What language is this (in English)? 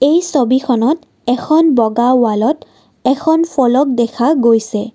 Assamese